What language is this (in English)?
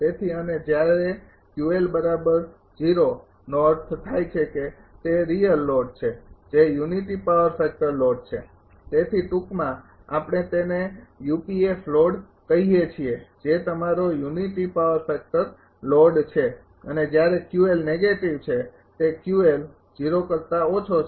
Gujarati